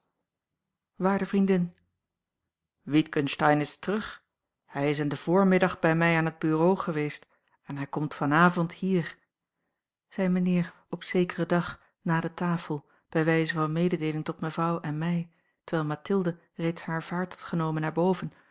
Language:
Dutch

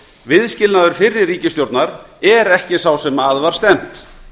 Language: Icelandic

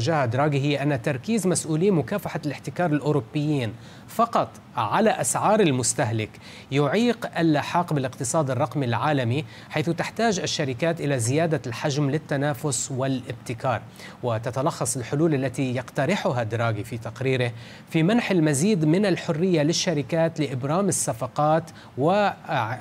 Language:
Arabic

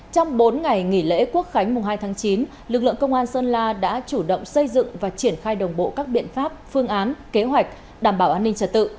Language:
Vietnamese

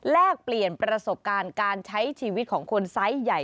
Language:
Thai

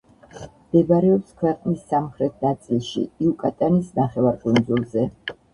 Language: Georgian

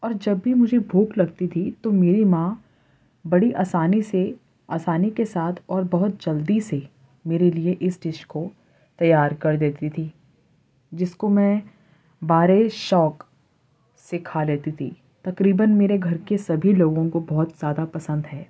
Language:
Urdu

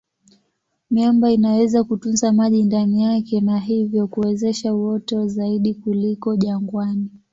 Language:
Swahili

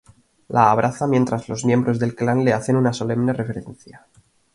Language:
Spanish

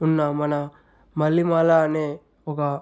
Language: Telugu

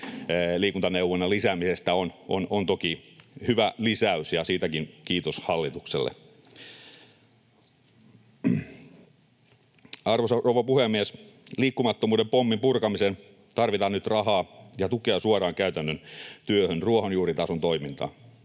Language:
Finnish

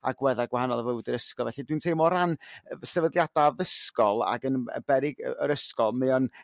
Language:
Welsh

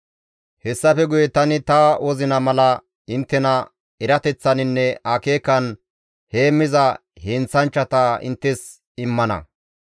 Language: Gamo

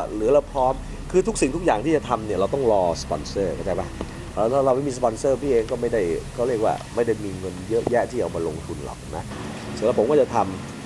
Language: Thai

